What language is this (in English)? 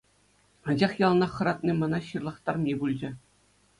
Chuvash